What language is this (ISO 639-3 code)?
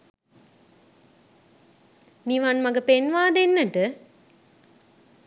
sin